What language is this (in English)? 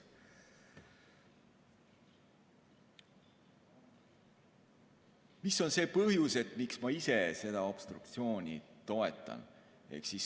Estonian